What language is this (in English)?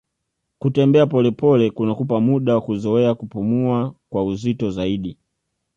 Swahili